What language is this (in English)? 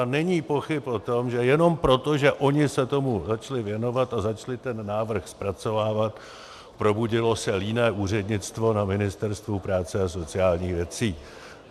Czech